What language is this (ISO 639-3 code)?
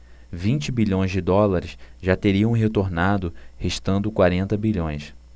por